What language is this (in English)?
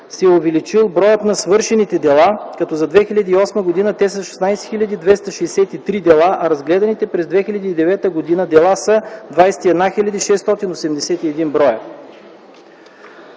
Bulgarian